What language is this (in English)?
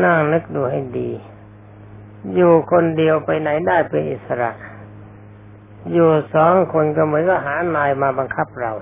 Thai